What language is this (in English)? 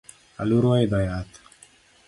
Luo (Kenya and Tanzania)